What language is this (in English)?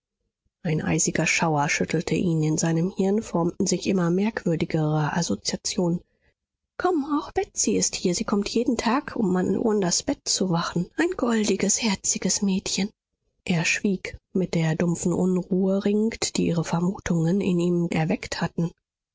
German